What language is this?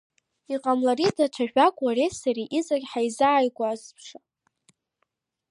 Abkhazian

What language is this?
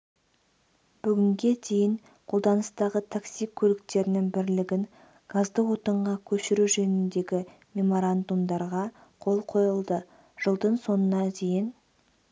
Kazakh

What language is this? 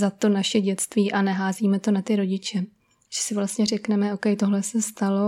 Czech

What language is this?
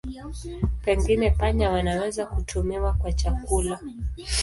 Swahili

